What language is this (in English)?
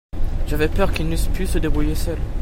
French